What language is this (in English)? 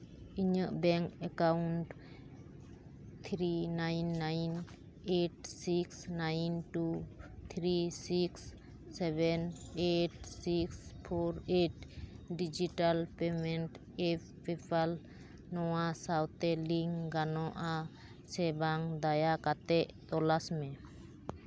Santali